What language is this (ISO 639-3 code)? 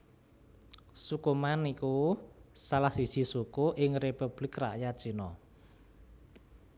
jav